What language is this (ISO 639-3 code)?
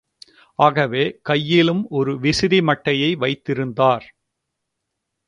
tam